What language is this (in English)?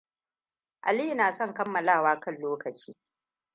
Hausa